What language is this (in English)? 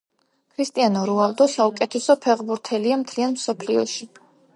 Georgian